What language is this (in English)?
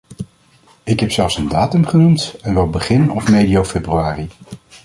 Dutch